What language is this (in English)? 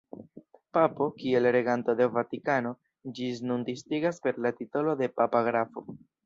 Esperanto